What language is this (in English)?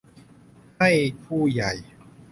Thai